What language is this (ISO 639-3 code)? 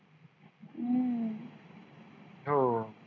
mar